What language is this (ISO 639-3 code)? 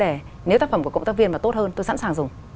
vie